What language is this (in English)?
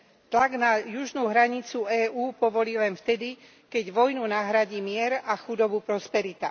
Slovak